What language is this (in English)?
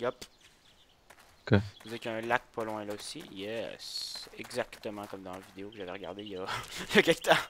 French